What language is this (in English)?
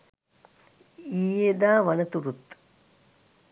Sinhala